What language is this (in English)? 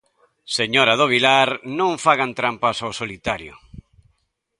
Galician